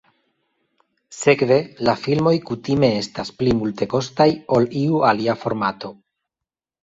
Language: Esperanto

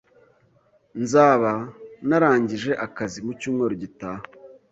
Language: Kinyarwanda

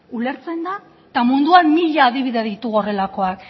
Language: Basque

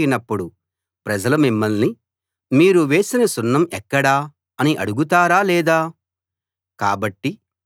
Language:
Telugu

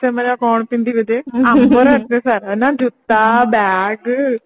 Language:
Odia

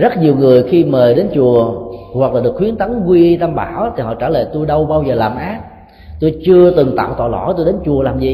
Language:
Vietnamese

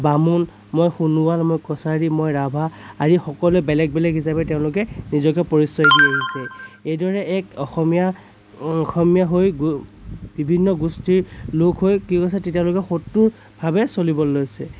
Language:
Assamese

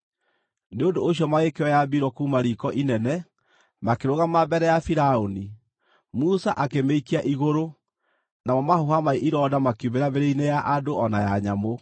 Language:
Kikuyu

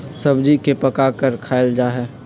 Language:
Magahi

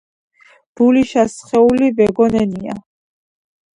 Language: Georgian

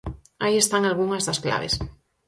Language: Galician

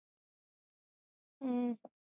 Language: Punjabi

